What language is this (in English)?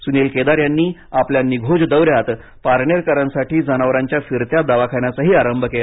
Marathi